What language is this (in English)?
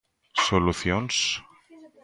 Galician